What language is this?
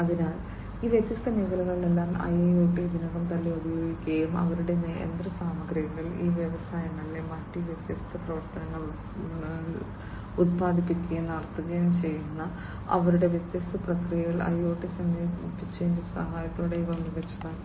Malayalam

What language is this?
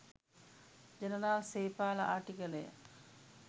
Sinhala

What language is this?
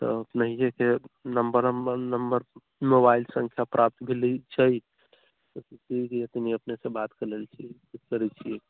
Maithili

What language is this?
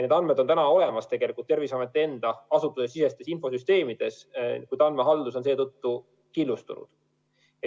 Estonian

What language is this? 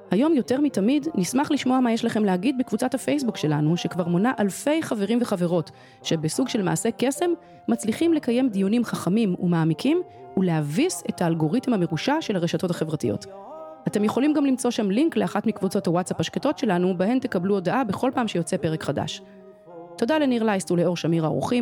Hebrew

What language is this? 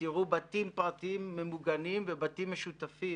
Hebrew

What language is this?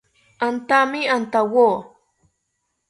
South Ucayali Ashéninka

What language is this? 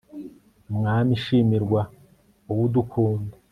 Kinyarwanda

